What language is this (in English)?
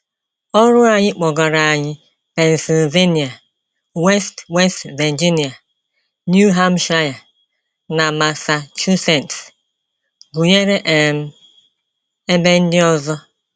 Igbo